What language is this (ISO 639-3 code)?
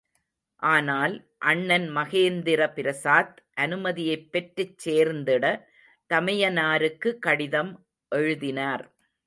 tam